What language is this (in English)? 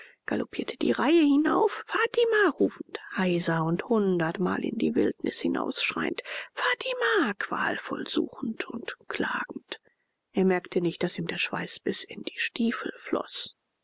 German